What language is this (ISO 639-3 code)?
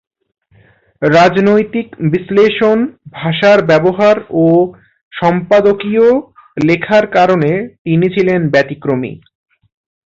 ben